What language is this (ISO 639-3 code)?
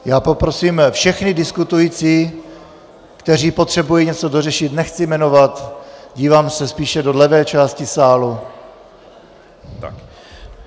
ces